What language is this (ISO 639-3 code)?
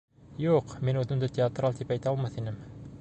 bak